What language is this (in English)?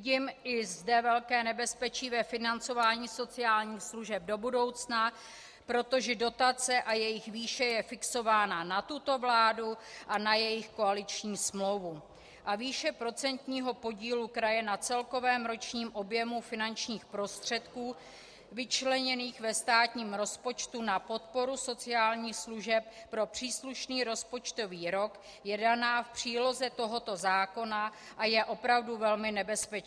Czech